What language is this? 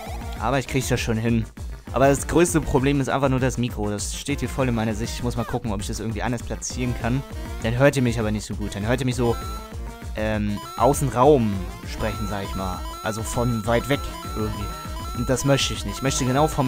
German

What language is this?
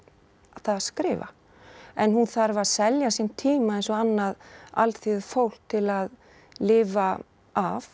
Icelandic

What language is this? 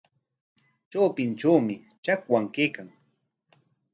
Corongo Ancash Quechua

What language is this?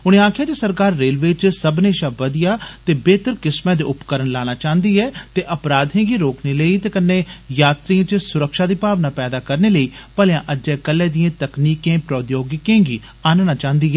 Dogri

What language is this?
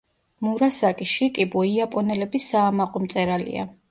Georgian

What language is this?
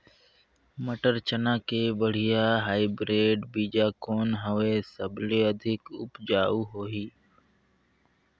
Chhattisgarhi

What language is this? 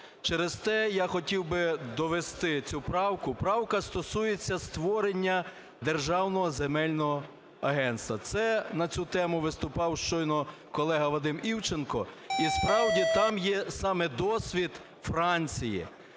Ukrainian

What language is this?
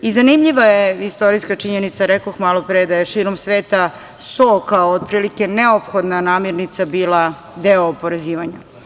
Serbian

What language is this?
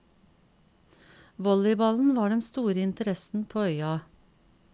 Norwegian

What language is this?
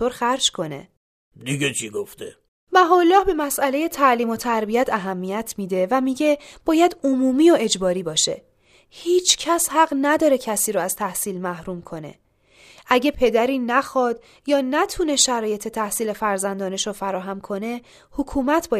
Persian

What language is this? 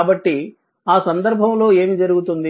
Telugu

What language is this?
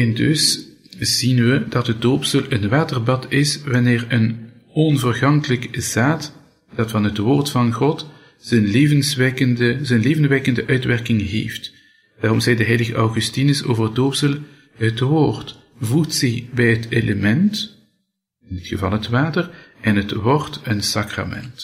Dutch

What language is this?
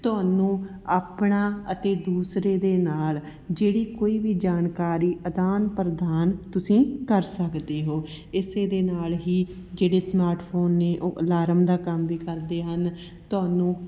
Punjabi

